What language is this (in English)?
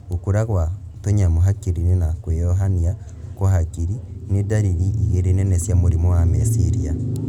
Kikuyu